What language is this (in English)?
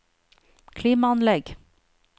Norwegian